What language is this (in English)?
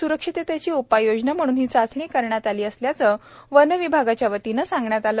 Marathi